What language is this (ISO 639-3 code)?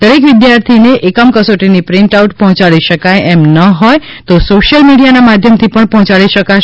guj